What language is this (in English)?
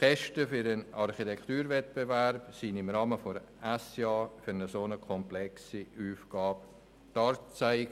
Swiss German